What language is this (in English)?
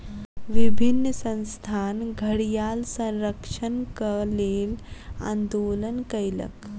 Maithili